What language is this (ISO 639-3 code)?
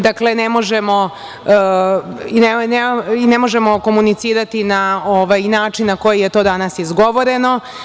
srp